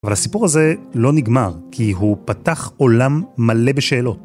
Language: Hebrew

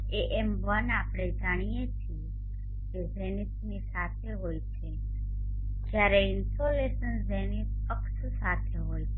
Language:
Gujarati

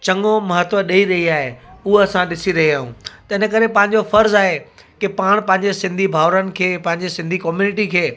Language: Sindhi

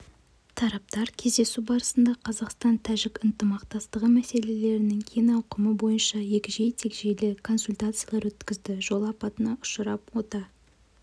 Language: Kazakh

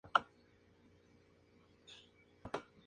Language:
Spanish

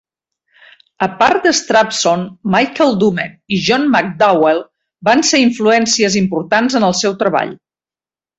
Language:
Catalan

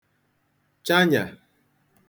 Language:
Igbo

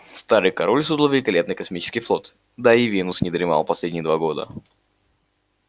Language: Russian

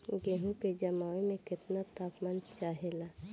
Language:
Bhojpuri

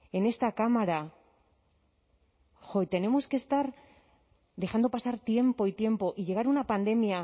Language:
Spanish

